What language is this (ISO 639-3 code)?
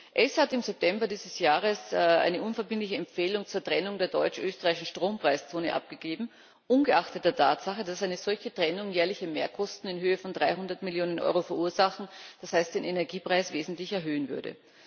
deu